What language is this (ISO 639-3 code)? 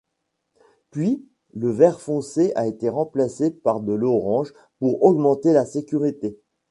fra